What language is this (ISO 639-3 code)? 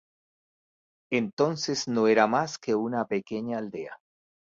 spa